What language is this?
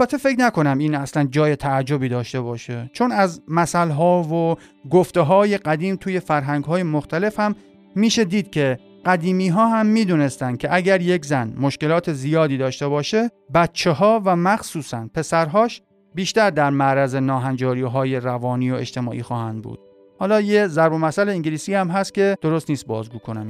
Persian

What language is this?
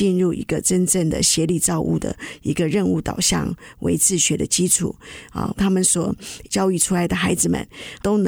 Chinese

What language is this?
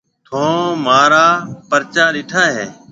Marwari (Pakistan)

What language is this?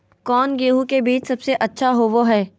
Magahi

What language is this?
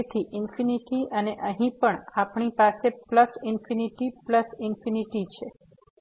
Gujarati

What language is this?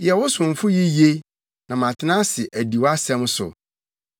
Akan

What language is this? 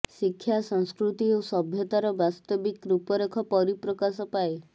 Odia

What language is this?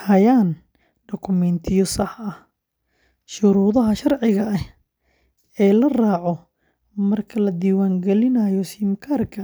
Somali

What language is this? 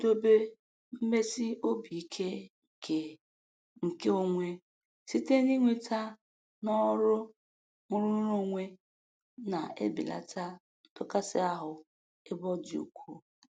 Igbo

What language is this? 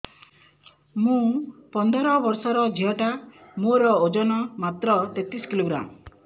Odia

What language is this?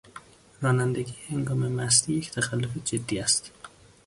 Persian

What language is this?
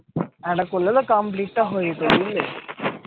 Bangla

